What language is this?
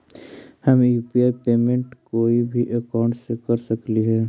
Magahi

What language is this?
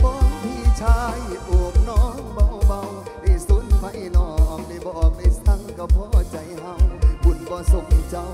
Thai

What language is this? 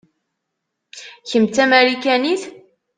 Kabyle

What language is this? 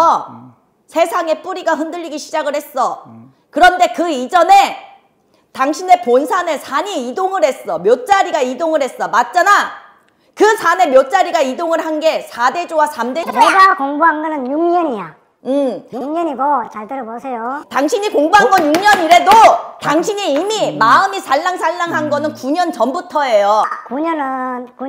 Korean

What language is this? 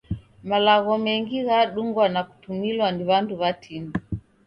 Taita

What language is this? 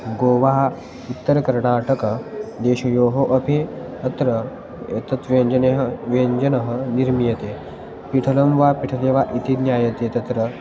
Sanskrit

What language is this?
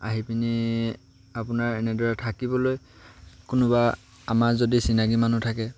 Assamese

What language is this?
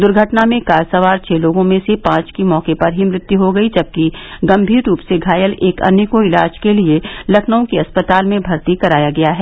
Hindi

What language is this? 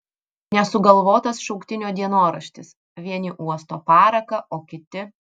Lithuanian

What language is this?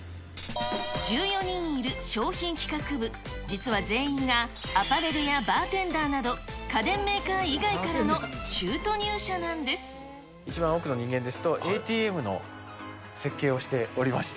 Japanese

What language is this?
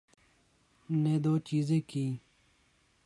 Urdu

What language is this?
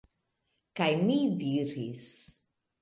Esperanto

